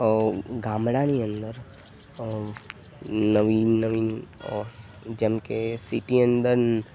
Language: Gujarati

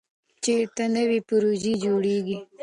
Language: Pashto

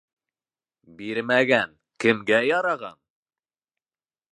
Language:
Bashkir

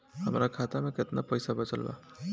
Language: Bhojpuri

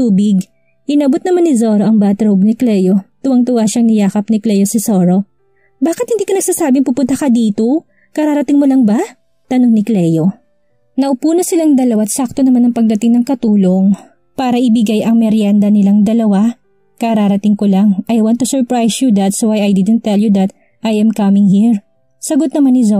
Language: Filipino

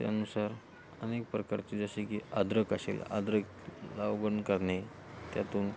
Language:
Marathi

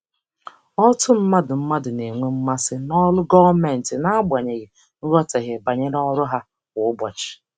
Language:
Igbo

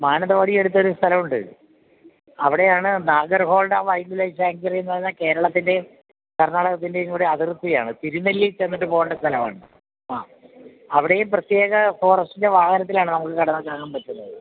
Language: Malayalam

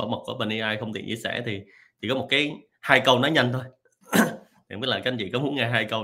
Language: Vietnamese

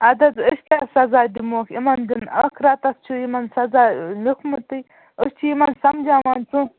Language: Kashmiri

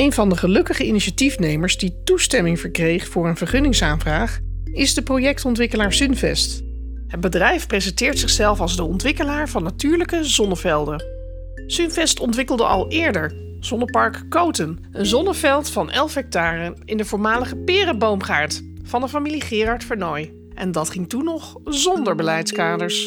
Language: Dutch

